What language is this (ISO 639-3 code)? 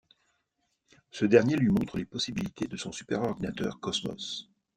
fra